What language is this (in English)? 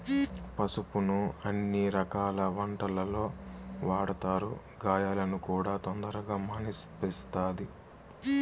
Telugu